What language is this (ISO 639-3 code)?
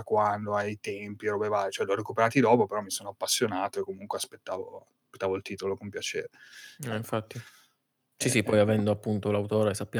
ita